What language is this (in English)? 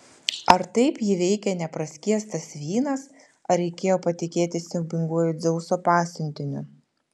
Lithuanian